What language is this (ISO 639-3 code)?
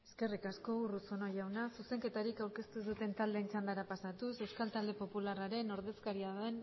eus